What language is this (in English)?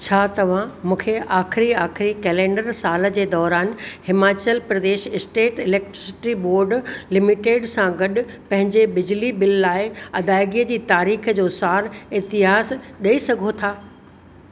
Sindhi